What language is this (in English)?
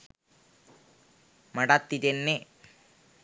Sinhala